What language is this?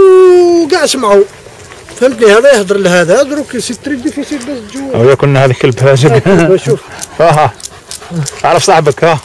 Arabic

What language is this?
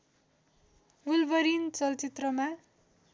Nepali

